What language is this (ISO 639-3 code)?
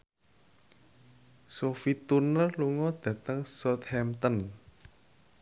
jav